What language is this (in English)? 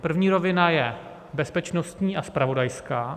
Czech